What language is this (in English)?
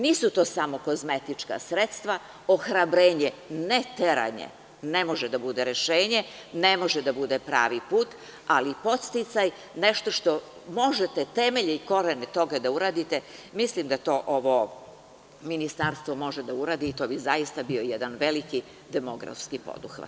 Serbian